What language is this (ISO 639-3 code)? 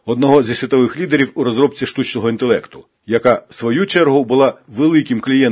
ukr